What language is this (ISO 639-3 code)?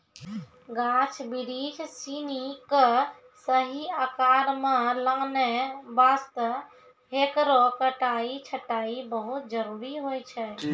mai